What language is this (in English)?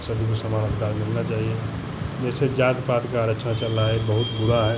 Hindi